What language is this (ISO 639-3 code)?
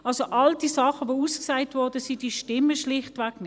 gsw